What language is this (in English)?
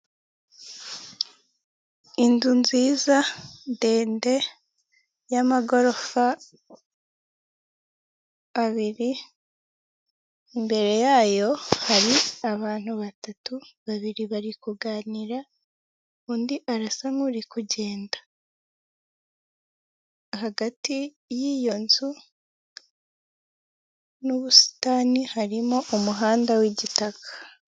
Kinyarwanda